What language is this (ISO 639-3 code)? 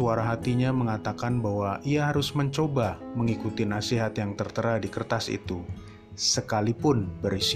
ind